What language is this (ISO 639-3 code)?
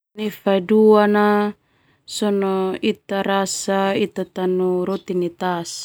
twu